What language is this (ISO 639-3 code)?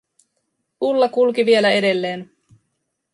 fin